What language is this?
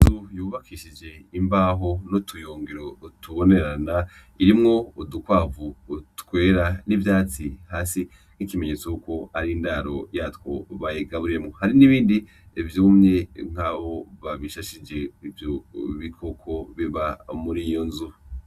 Rundi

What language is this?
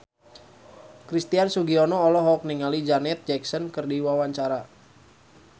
Sundanese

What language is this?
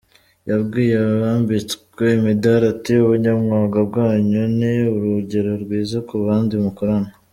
Kinyarwanda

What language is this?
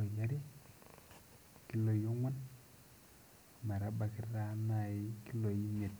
Masai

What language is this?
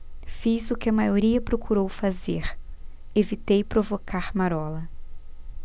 Portuguese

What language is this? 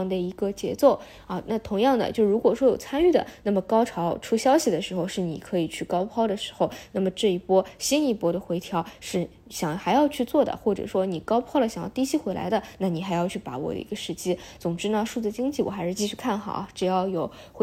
Chinese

